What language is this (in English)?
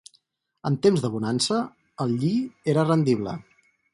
Catalan